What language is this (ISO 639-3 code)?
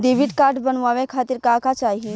bho